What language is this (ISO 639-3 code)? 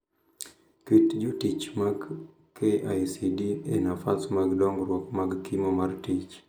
luo